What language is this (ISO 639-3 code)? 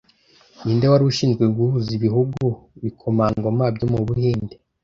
kin